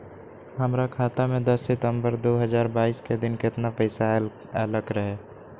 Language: Magahi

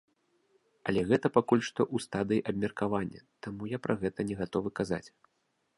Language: Belarusian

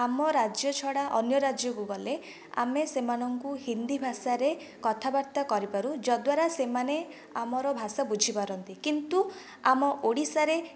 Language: Odia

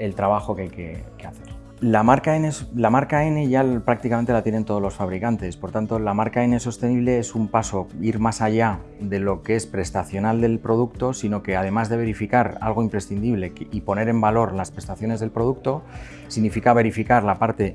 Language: Spanish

